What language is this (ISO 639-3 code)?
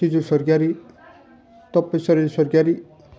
brx